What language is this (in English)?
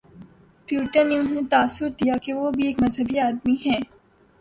Urdu